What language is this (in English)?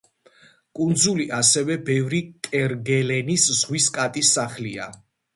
Georgian